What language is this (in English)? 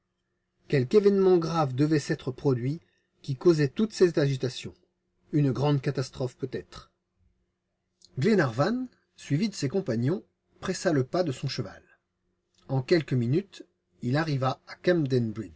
French